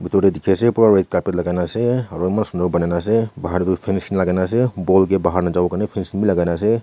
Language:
Naga Pidgin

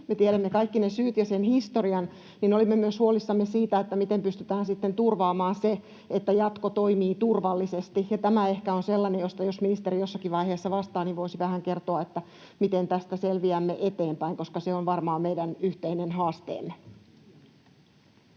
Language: Finnish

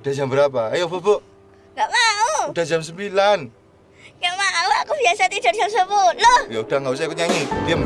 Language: Indonesian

